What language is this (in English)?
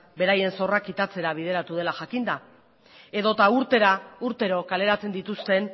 Basque